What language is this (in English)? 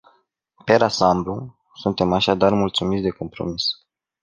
Romanian